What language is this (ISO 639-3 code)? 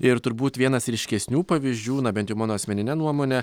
lit